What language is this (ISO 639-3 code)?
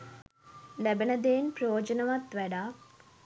sin